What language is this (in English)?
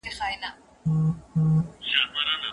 Pashto